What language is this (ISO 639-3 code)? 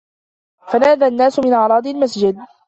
ara